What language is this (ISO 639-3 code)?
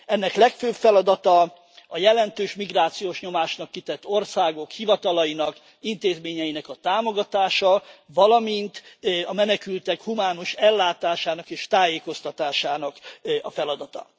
hun